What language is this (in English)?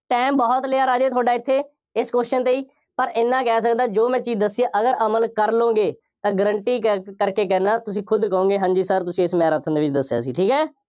Punjabi